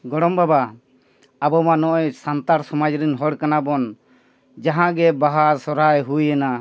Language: Santali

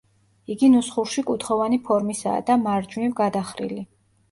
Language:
Georgian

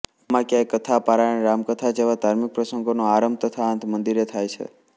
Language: Gujarati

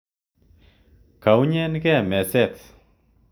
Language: Kalenjin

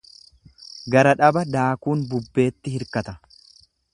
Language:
Oromo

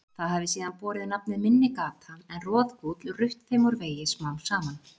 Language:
Icelandic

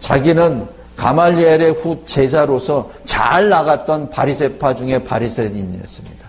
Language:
Korean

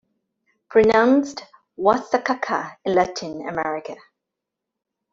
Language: English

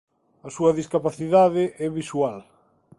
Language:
Galician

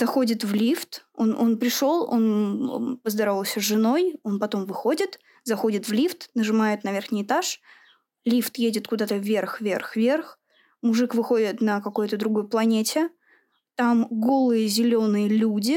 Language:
Russian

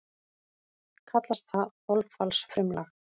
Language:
Icelandic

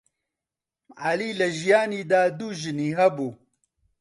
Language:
Central Kurdish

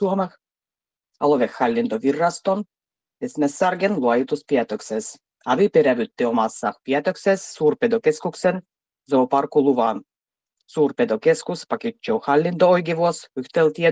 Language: Finnish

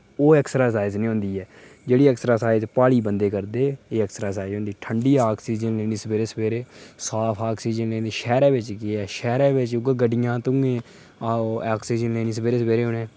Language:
Dogri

